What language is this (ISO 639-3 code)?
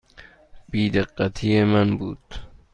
fas